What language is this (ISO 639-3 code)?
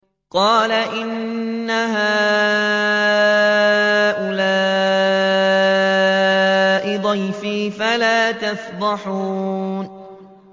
ara